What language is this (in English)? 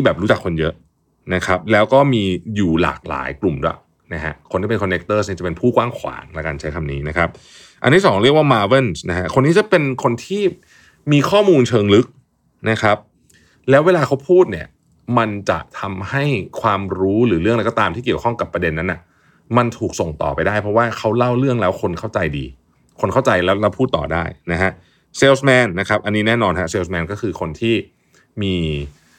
Thai